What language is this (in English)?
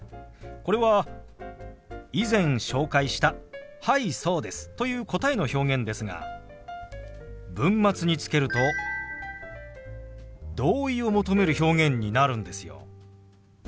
Japanese